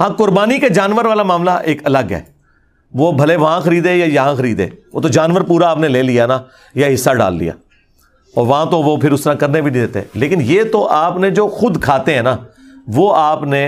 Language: Urdu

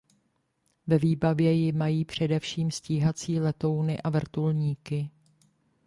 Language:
Czech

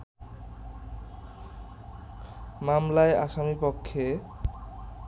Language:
Bangla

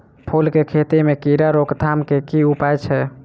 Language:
Maithili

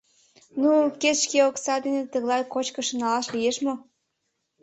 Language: Mari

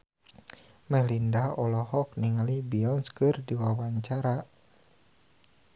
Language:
Sundanese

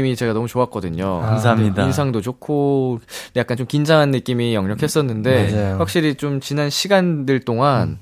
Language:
Korean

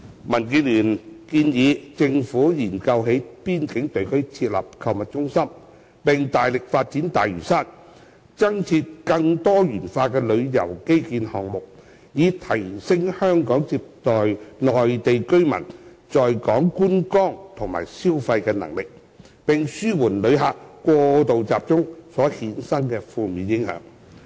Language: Cantonese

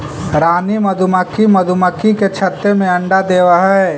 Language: Magahi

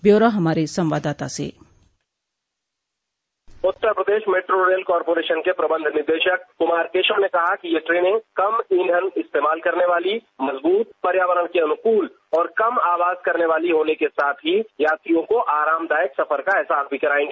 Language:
Hindi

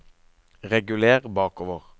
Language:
Norwegian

